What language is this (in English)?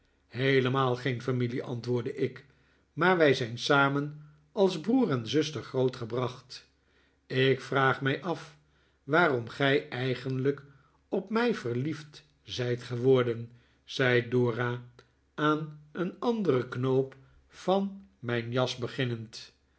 Dutch